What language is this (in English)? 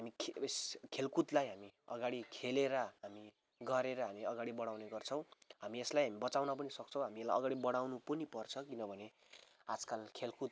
Nepali